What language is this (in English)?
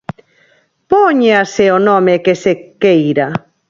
Galician